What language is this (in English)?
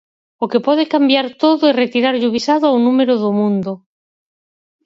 Galician